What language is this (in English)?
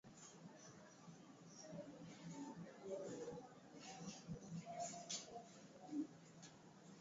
Swahili